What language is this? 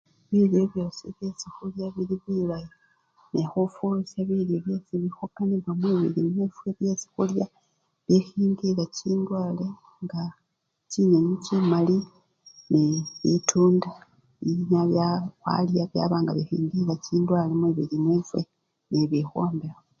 Luyia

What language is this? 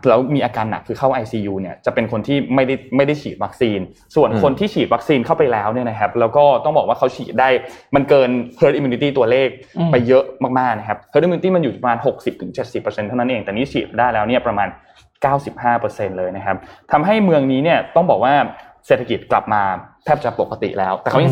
Thai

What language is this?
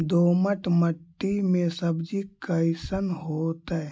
Magahi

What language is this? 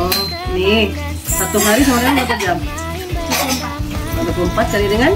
Indonesian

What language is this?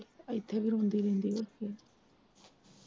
Punjabi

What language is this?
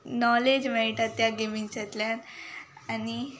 Konkani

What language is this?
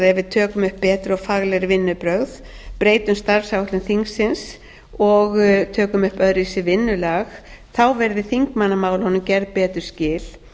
Icelandic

